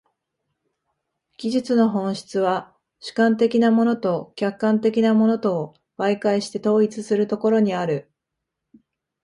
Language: Japanese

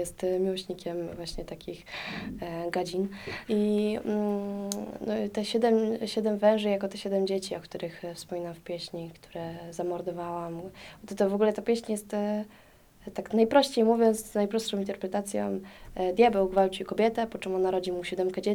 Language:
Polish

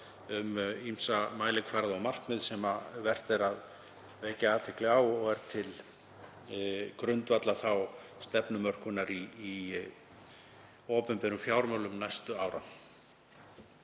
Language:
Icelandic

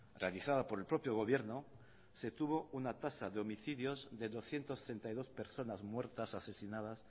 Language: Spanish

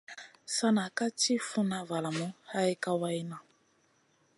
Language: Masana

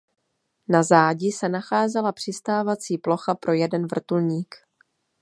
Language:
Czech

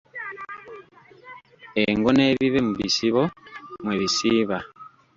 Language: Ganda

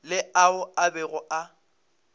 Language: Northern Sotho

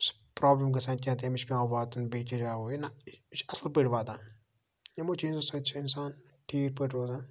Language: Kashmiri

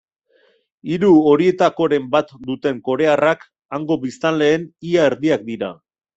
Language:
Basque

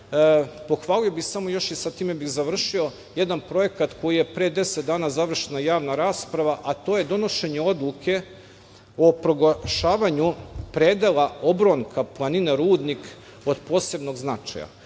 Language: Serbian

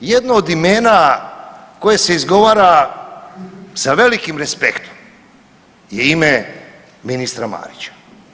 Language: Croatian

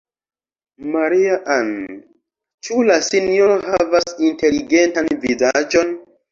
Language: Esperanto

